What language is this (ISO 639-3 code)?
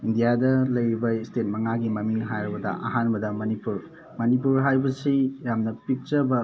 mni